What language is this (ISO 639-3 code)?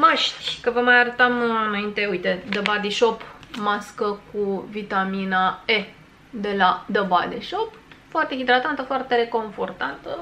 ron